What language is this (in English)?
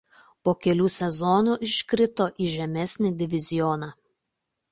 Lithuanian